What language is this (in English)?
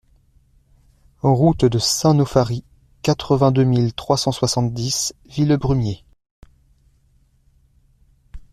French